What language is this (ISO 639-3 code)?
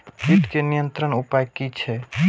mai